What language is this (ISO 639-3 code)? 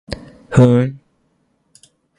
jpn